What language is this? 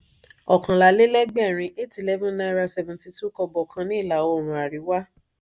Yoruba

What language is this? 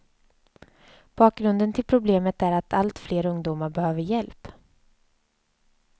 Swedish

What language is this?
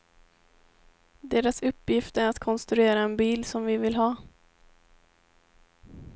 Swedish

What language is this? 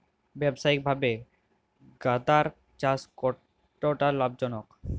Bangla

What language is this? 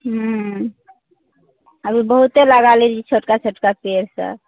Maithili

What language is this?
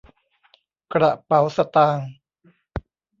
Thai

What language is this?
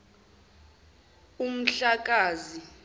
Zulu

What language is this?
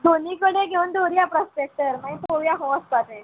Konkani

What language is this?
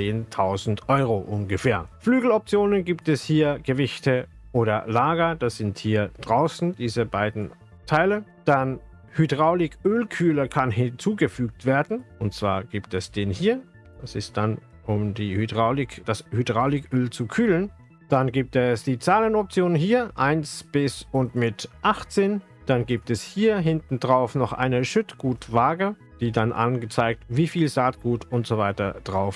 German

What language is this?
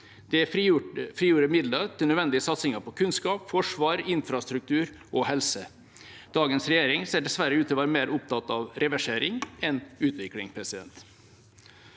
Norwegian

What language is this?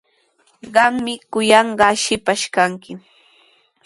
Sihuas Ancash Quechua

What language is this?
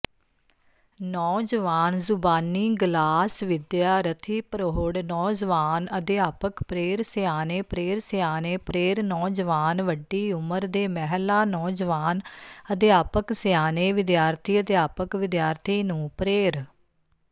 Punjabi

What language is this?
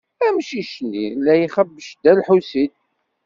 Kabyle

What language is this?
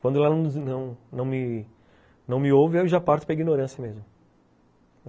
Portuguese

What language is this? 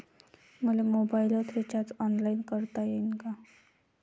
Marathi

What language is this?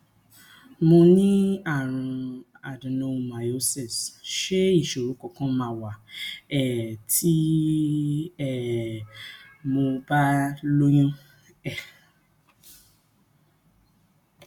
Yoruba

